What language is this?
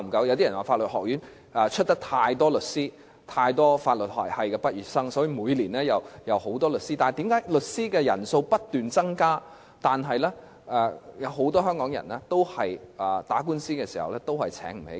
Cantonese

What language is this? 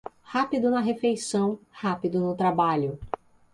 Portuguese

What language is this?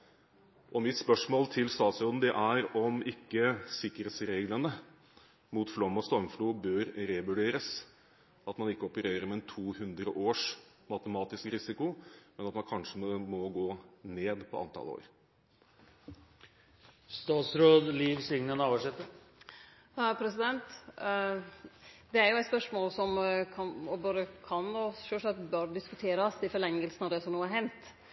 Norwegian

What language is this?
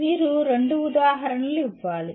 Telugu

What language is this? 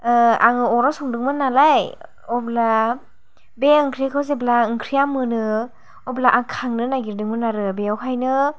Bodo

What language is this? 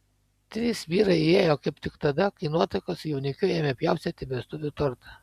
Lithuanian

